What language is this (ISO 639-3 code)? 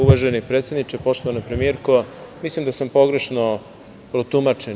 srp